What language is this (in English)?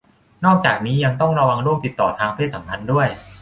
Thai